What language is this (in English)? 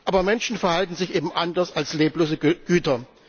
German